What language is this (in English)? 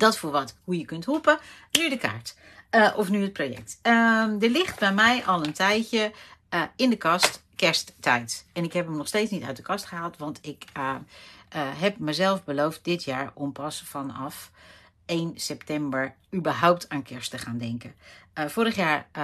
Dutch